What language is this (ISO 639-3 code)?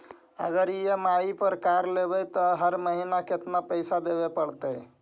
mag